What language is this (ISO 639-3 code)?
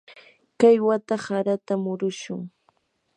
qur